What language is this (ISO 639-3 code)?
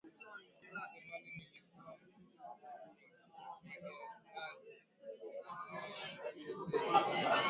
swa